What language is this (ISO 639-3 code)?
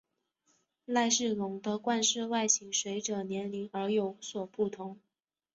zho